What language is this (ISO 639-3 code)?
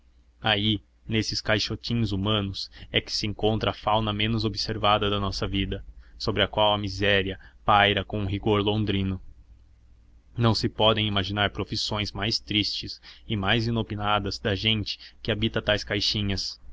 por